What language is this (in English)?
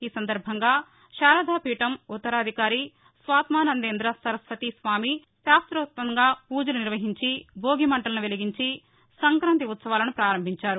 Telugu